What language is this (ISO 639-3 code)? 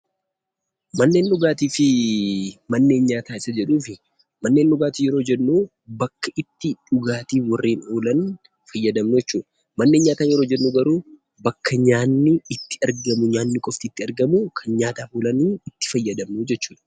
orm